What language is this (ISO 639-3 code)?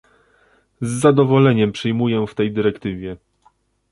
pol